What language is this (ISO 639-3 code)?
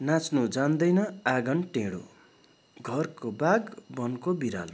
nep